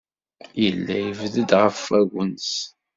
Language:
Kabyle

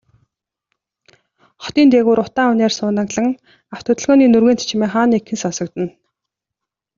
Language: Mongolian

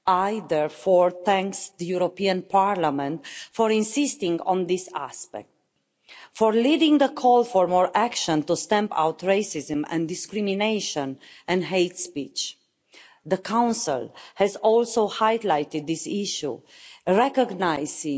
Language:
English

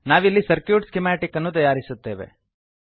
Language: Kannada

